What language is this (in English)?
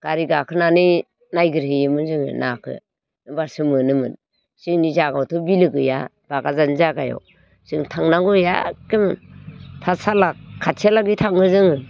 Bodo